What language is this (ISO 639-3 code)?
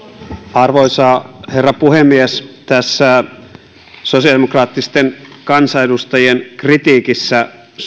fin